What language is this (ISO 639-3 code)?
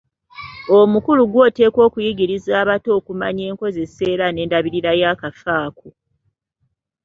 lug